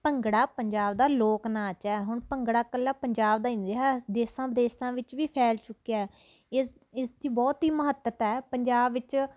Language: Punjabi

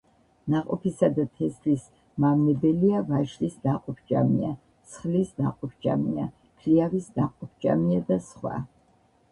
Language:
Georgian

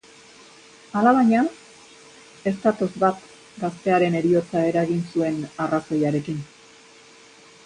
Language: Basque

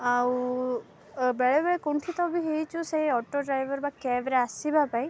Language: Odia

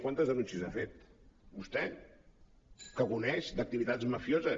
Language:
Catalan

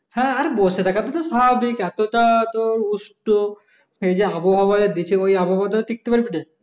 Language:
Bangla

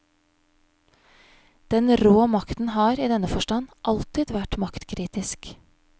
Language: Norwegian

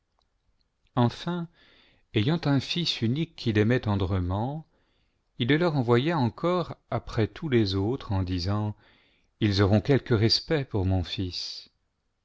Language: French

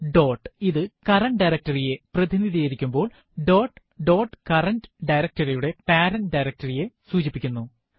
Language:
Malayalam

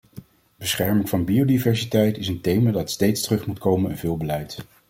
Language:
Dutch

